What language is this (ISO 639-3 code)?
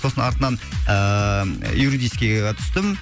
kaz